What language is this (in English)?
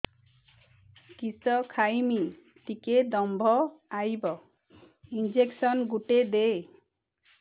Odia